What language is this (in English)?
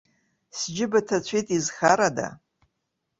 Abkhazian